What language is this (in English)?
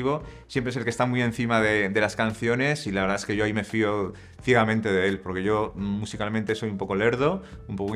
Spanish